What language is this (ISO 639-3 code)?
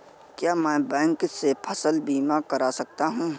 hin